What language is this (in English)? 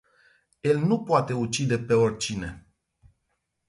Romanian